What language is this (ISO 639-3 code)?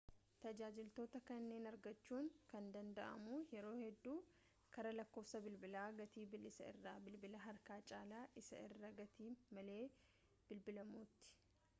orm